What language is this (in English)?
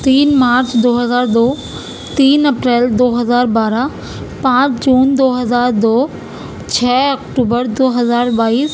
Urdu